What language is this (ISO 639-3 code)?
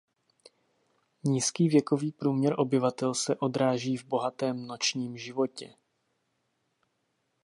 ces